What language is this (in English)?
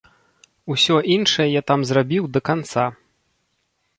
Belarusian